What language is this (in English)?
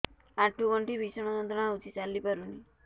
Odia